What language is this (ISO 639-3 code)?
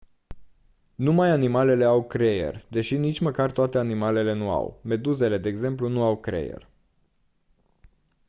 ron